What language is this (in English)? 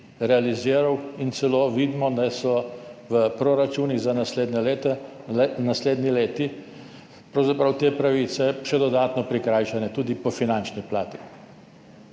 Slovenian